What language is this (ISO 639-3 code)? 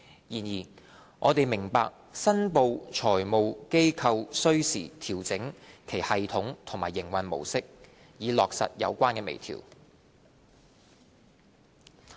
yue